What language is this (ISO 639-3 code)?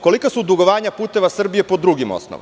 srp